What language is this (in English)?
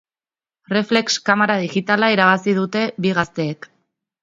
Basque